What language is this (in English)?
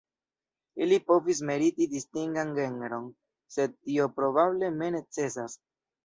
Esperanto